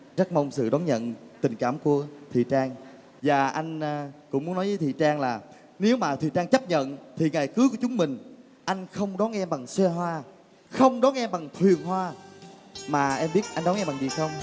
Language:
Vietnamese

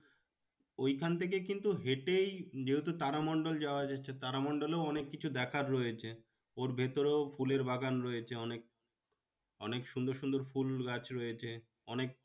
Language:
Bangla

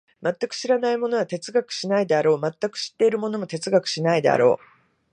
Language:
Japanese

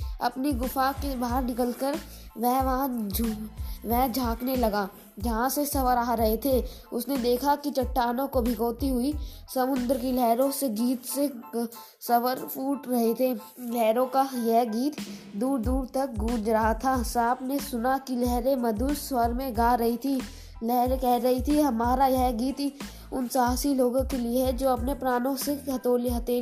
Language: Hindi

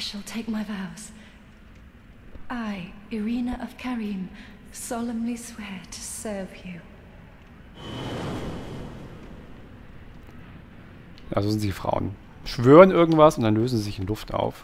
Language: German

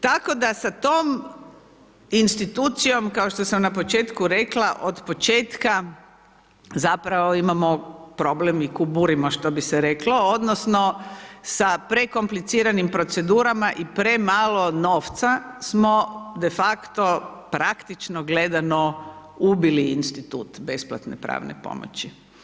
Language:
Croatian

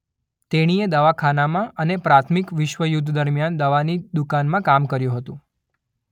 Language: Gujarati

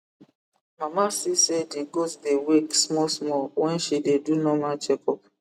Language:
Nigerian Pidgin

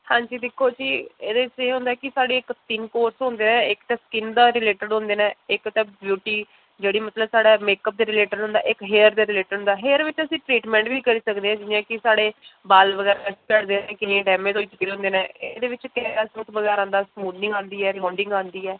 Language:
Dogri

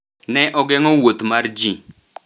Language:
Luo (Kenya and Tanzania)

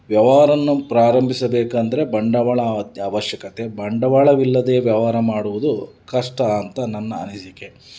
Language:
Kannada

